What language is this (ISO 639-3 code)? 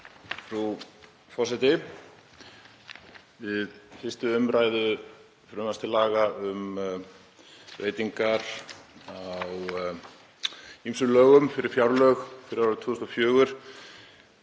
isl